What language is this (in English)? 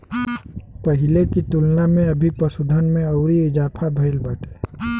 Bhojpuri